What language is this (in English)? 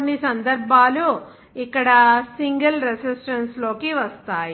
Telugu